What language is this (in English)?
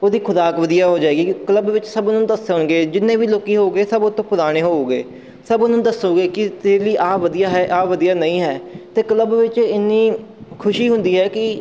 Punjabi